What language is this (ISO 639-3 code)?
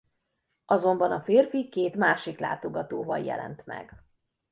hun